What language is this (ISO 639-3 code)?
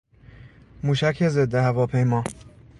fas